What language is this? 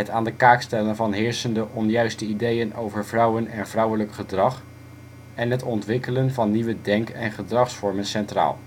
Dutch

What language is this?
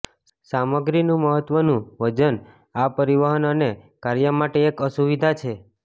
Gujarati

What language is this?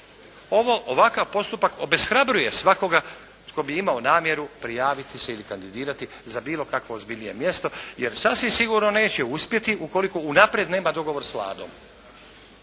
Croatian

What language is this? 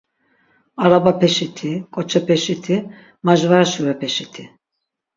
Laz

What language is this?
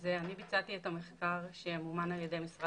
Hebrew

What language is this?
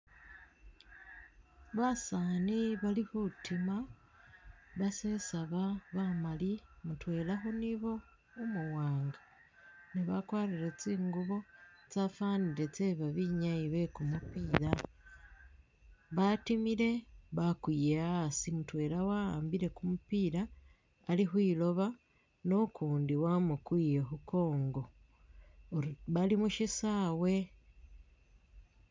Masaaba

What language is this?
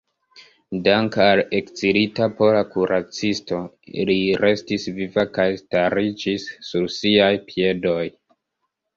Esperanto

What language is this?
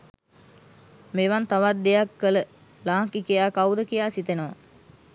Sinhala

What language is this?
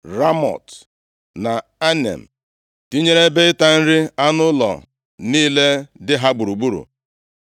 Igbo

